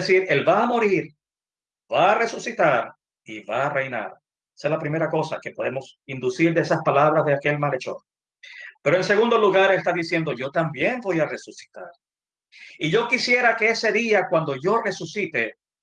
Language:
Spanish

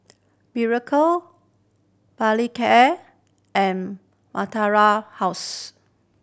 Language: English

